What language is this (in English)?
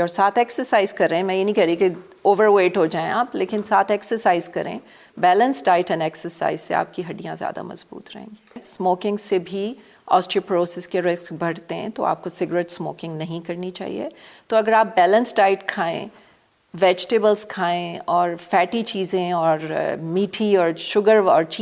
Urdu